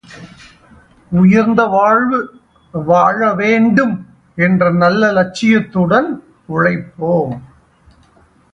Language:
Tamil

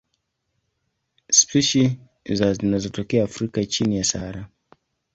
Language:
Swahili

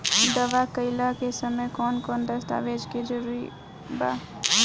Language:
Bhojpuri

